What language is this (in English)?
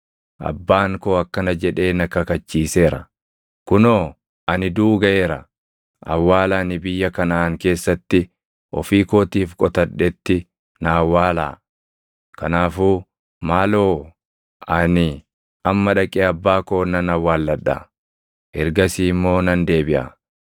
Oromo